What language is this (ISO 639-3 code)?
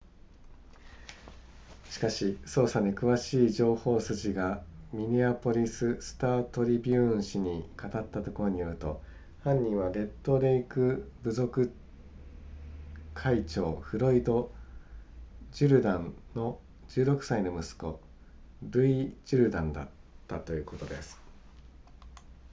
jpn